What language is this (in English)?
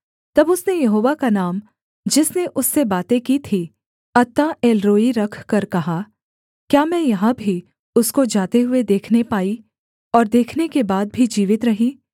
Hindi